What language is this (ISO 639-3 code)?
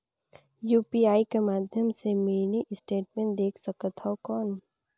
hne